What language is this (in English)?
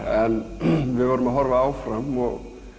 Icelandic